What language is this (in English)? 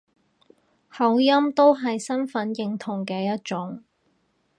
Cantonese